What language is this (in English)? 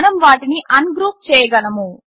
Telugu